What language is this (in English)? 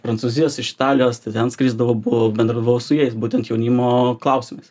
Lithuanian